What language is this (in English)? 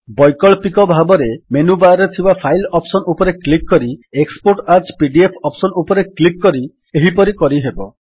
Odia